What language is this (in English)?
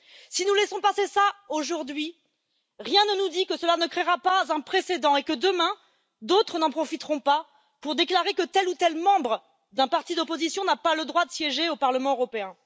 French